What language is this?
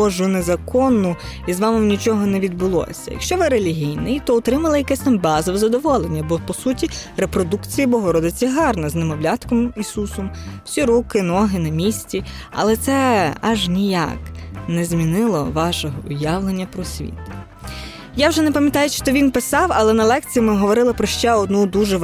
Ukrainian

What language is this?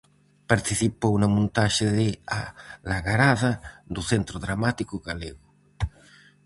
Galician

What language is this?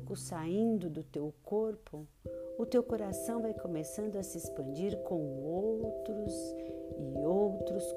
Portuguese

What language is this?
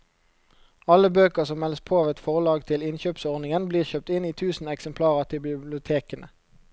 Norwegian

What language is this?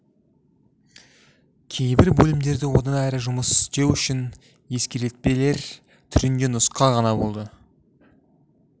Kazakh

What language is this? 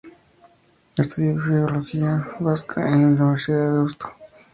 Spanish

